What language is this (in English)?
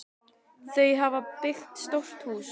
Icelandic